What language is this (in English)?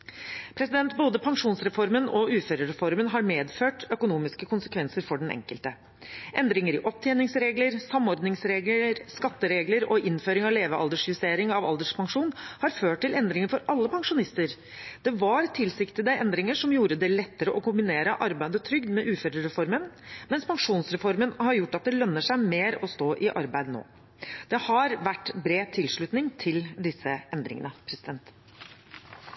Norwegian Bokmål